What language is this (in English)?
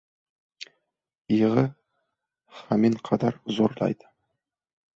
Uzbek